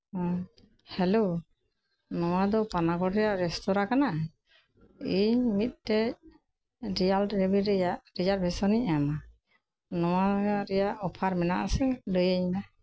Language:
Santali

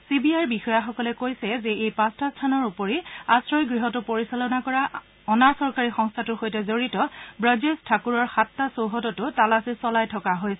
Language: Assamese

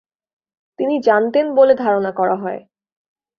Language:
Bangla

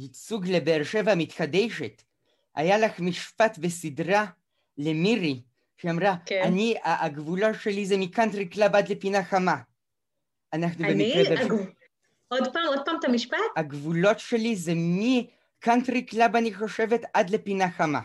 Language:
Hebrew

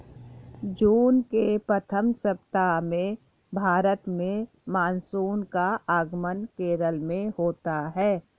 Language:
Hindi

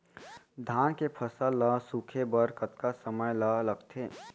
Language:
Chhattisgarhi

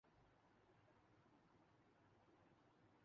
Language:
Urdu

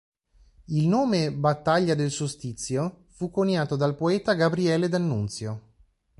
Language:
Italian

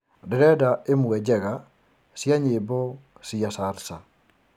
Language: Kikuyu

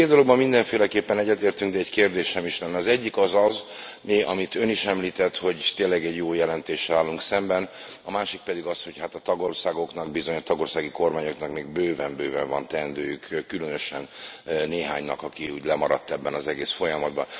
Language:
Hungarian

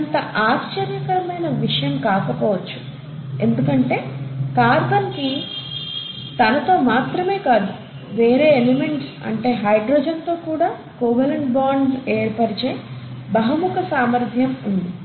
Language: Telugu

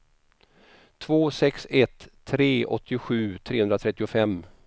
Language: Swedish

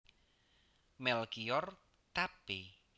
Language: Javanese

